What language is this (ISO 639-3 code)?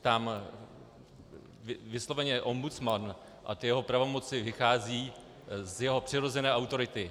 ces